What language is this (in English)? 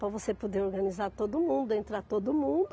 Portuguese